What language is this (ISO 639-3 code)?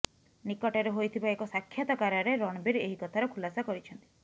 ori